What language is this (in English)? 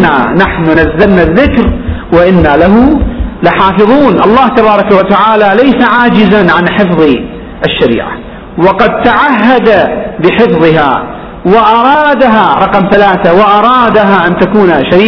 Arabic